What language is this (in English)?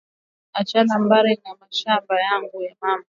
Swahili